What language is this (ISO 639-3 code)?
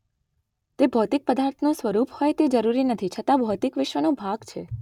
guj